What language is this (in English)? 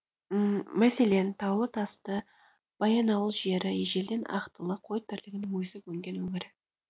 Kazakh